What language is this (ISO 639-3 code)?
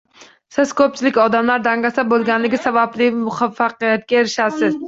uzb